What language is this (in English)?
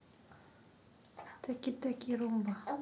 Russian